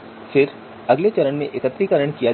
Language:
Hindi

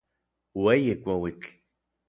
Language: Orizaba Nahuatl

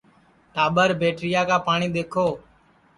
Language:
Sansi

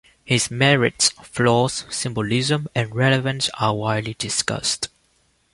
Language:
English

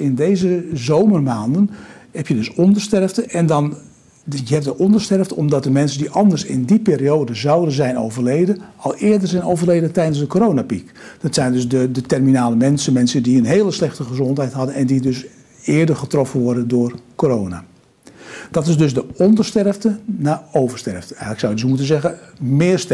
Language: Dutch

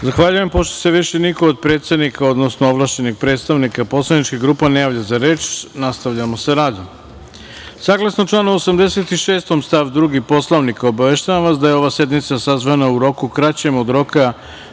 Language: Serbian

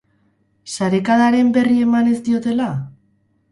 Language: Basque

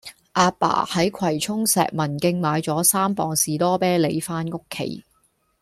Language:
Cantonese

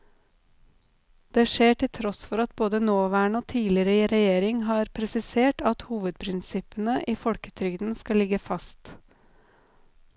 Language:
Norwegian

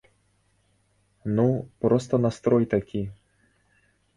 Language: Belarusian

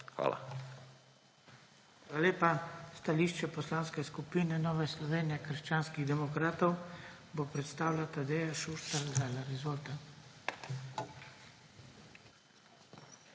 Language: Slovenian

